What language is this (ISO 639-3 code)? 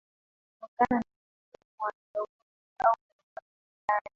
swa